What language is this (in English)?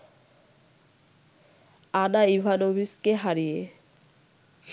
Bangla